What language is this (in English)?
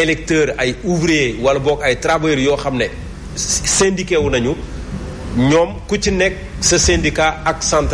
French